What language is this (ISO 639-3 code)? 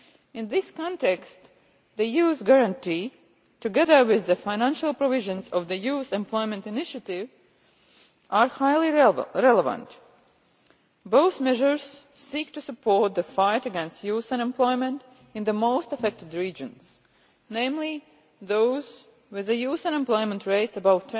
eng